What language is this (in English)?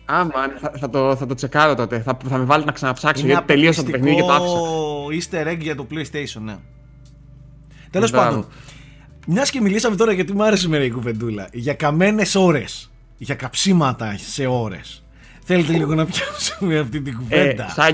Greek